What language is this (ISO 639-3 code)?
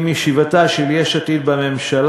heb